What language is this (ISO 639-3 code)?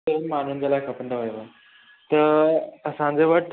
snd